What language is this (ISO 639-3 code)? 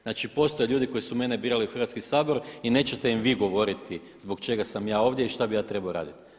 hrv